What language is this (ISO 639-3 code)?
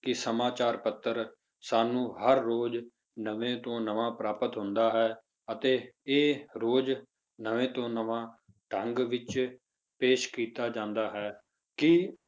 pan